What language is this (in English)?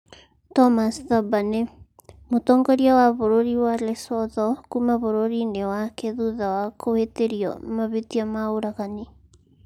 Kikuyu